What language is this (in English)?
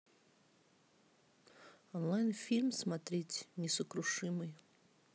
Russian